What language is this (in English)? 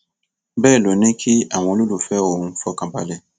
Yoruba